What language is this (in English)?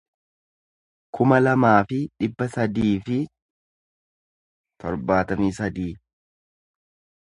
Oromo